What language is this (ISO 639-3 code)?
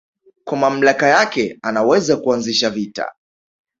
swa